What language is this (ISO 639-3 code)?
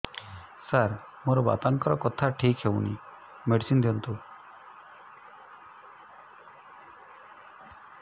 ori